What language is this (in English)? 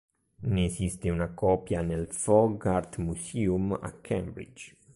Italian